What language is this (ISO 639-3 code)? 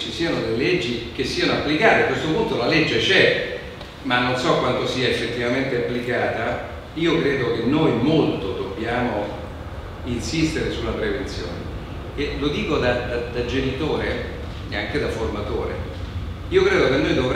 ita